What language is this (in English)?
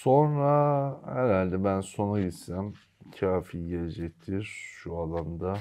Turkish